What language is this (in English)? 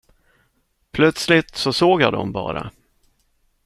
Swedish